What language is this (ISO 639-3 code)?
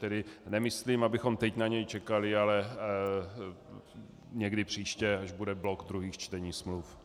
ces